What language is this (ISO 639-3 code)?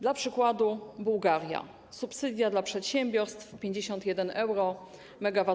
pol